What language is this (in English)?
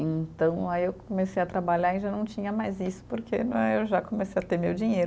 Portuguese